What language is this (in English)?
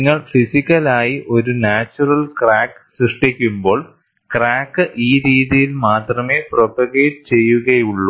Malayalam